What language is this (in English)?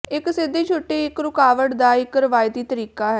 Punjabi